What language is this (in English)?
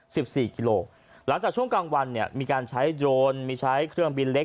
Thai